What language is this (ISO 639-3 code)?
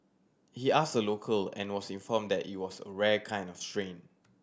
eng